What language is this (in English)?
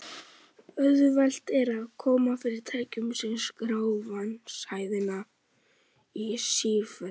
Icelandic